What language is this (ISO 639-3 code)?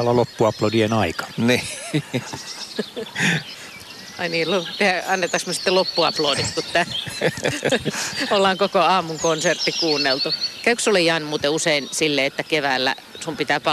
fin